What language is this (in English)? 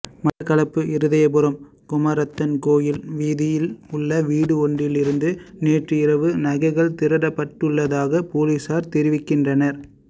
Tamil